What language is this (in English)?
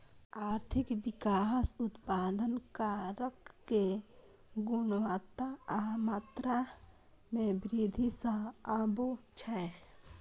Maithili